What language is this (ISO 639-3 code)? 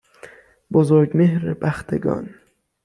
fas